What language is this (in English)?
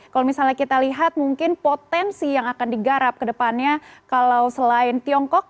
Indonesian